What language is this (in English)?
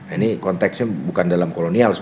Indonesian